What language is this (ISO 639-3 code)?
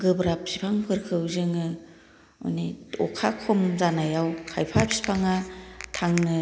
brx